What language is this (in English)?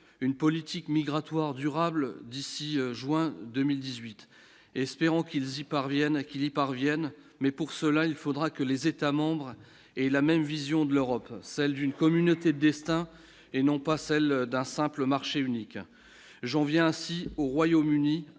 French